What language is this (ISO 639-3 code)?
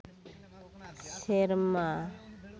sat